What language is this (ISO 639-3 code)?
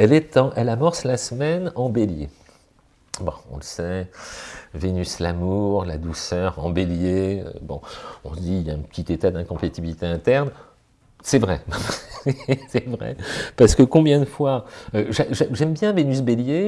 fra